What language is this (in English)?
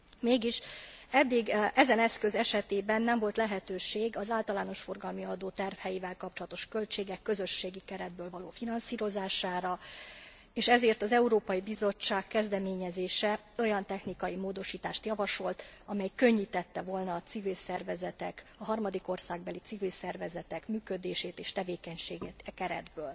Hungarian